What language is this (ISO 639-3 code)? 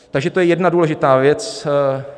ces